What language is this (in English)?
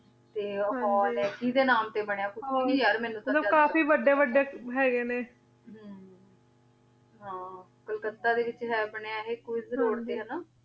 Punjabi